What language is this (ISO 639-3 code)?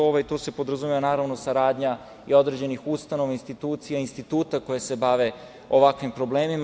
srp